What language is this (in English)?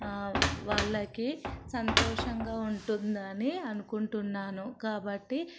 Telugu